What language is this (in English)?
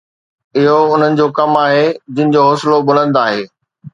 Sindhi